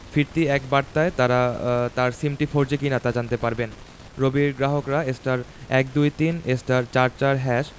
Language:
Bangla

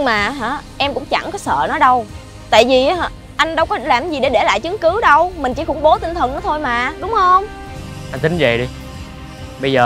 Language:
Vietnamese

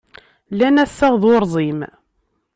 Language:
Kabyle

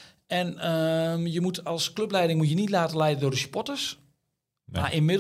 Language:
Dutch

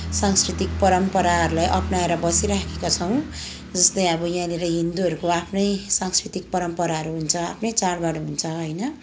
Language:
Nepali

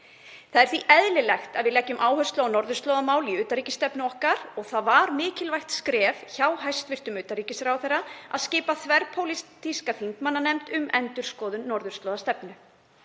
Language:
Icelandic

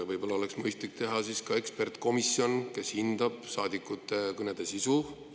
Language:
Estonian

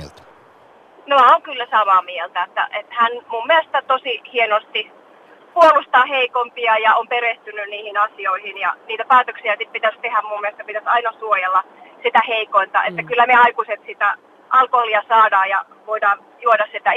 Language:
Finnish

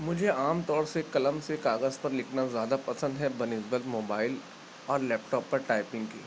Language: Urdu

